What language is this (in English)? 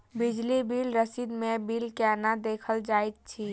Maithili